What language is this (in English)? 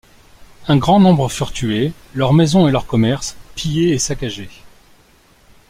French